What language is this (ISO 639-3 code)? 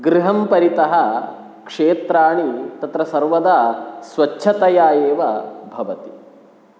san